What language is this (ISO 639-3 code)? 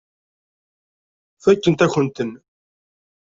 kab